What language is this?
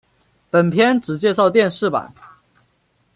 Chinese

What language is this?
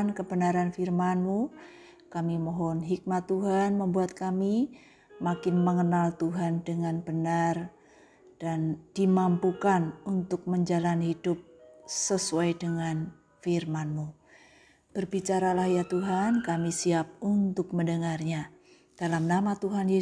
Indonesian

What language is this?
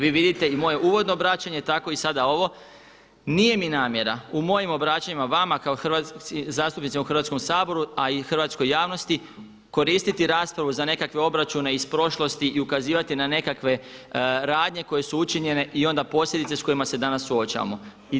Croatian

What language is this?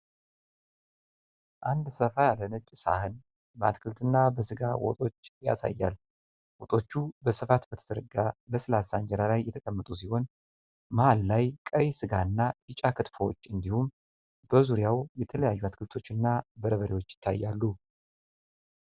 Amharic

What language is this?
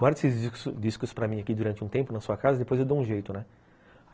Portuguese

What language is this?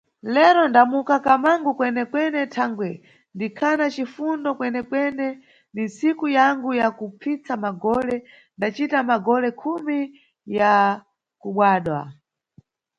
Nyungwe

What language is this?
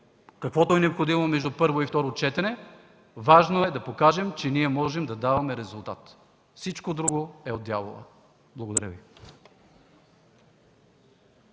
Bulgarian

